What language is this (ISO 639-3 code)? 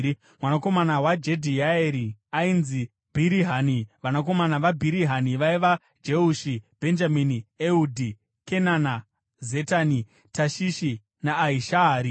sna